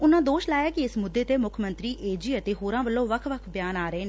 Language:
Punjabi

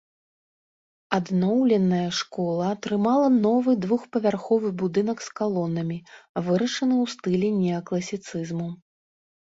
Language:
Belarusian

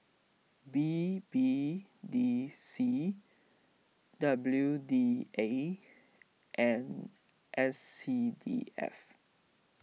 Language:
English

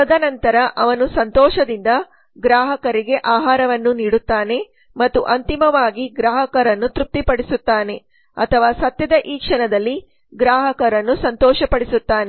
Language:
Kannada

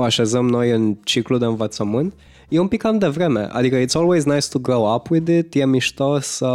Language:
Romanian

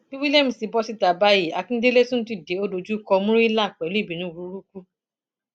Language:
Yoruba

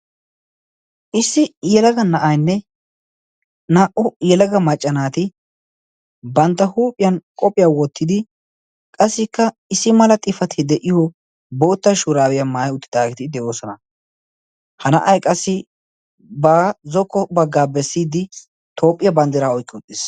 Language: Wolaytta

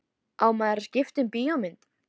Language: Icelandic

